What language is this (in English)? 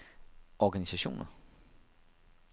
Danish